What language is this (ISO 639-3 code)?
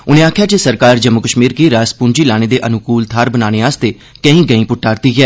doi